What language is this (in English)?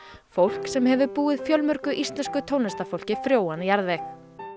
Icelandic